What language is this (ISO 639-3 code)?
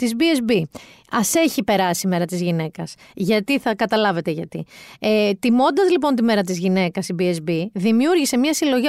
ell